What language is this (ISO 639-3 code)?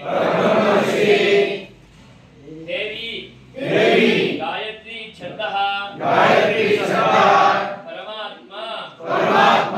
ara